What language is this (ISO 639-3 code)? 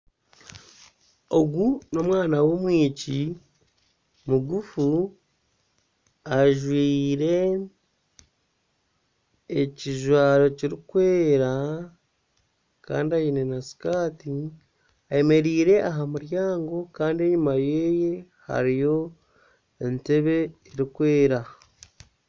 nyn